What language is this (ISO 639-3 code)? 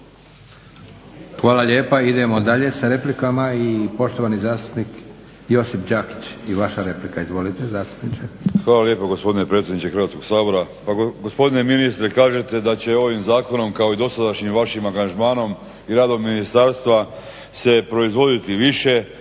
hrv